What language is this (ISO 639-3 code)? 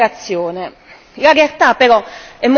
ita